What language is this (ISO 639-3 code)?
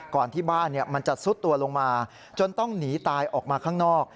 tha